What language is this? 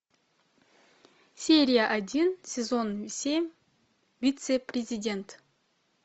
Russian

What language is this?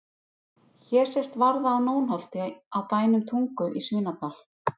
Icelandic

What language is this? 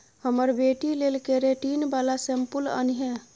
Maithili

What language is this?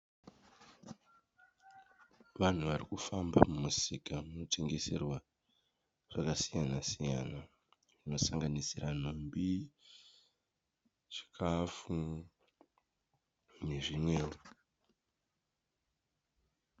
Shona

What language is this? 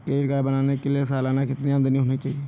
Hindi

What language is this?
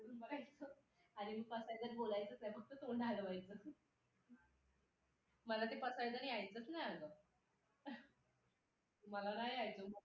Marathi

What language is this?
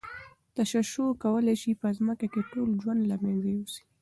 Pashto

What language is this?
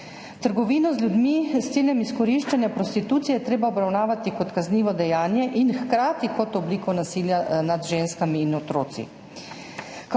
Slovenian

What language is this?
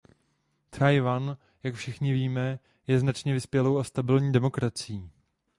Czech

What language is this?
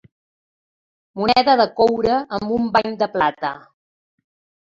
Catalan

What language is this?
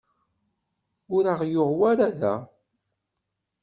Kabyle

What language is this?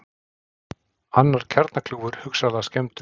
Icelandic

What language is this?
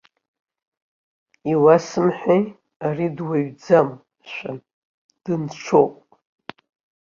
Abkhazian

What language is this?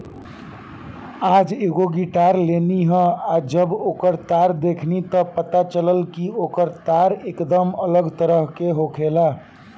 Bhojpuri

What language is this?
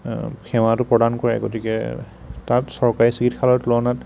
Assamese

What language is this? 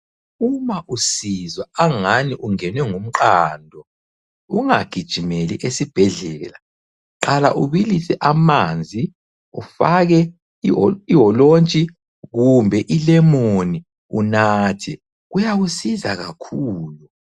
North Ndebele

